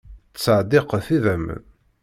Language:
Kabyle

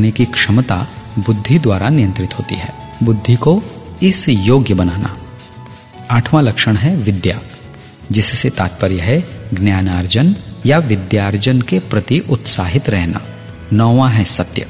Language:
Hindi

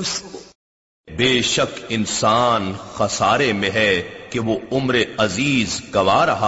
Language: Urdu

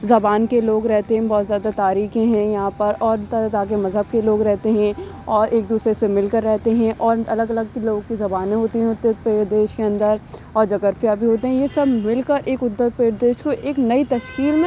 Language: Urdu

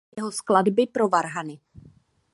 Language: Czech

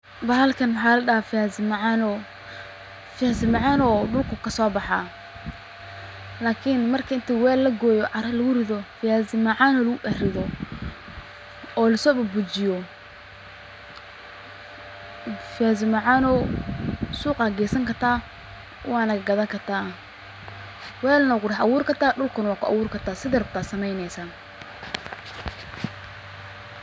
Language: Somali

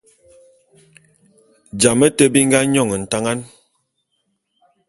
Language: Bulu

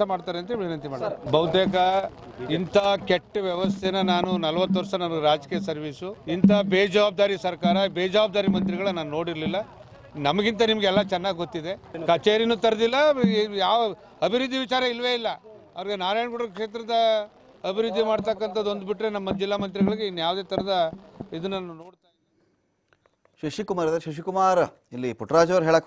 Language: Romanian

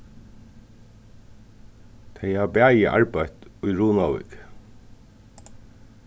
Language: Faroese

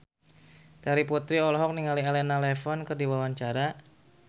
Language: Sundanese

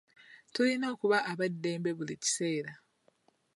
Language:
Ganda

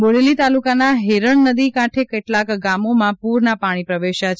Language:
Gujarati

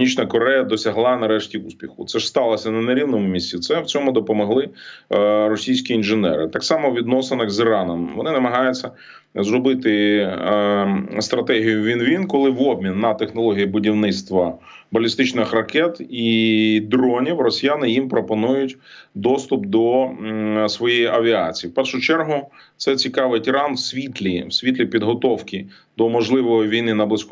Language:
Ukrainian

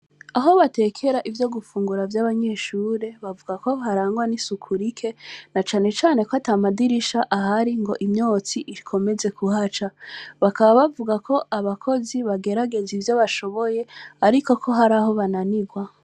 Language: Rundi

